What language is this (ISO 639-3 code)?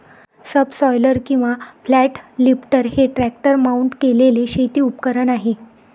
mar